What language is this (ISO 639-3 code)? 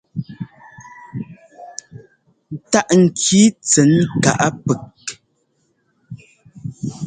jgo